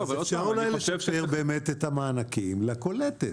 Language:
Hebrew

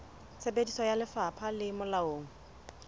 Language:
Southern Sotho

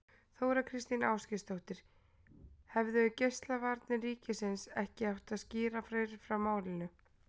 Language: Icelandic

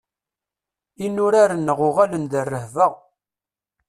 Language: Kabyle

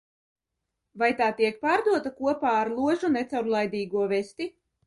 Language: Latvian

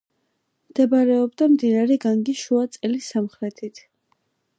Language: Georgian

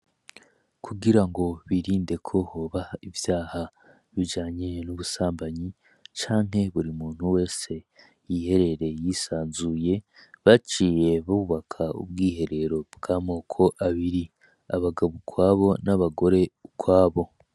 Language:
Rundi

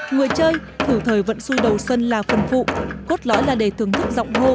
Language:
Vietnamese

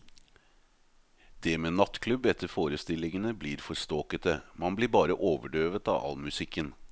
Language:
Norwegian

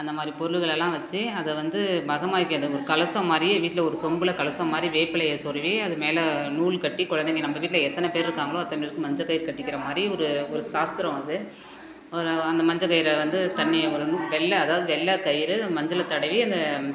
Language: Tamil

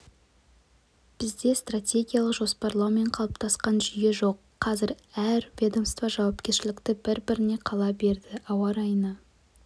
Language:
Kazakh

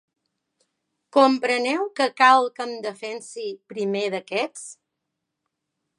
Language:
Catalan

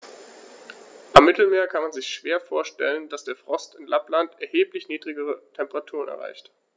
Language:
German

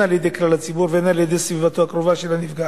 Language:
Hebrew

